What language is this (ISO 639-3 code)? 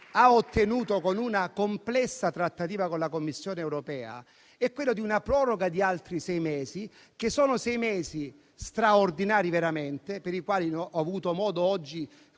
ita